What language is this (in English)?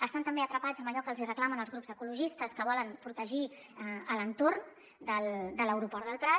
Catalan